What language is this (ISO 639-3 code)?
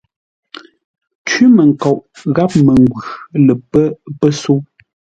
nla